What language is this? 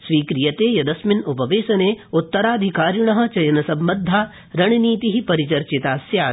Sanskrit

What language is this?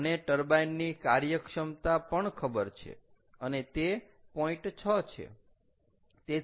Gujarati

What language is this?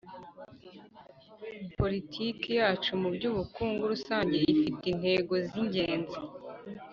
Kinyarwanda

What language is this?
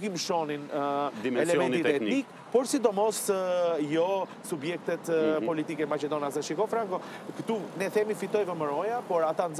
Romanian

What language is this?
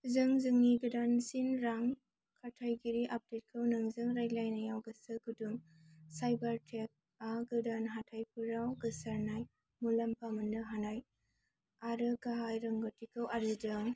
Bodo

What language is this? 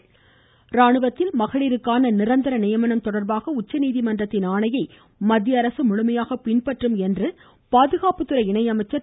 Tamil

